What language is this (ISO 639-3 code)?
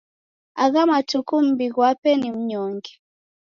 dav